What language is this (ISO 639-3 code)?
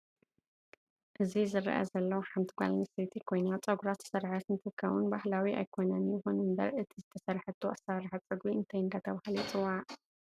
tir